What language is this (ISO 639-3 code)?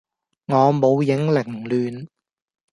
yue